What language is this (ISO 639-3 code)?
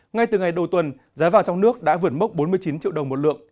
vie